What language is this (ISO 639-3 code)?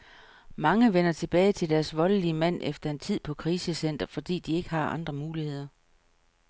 dan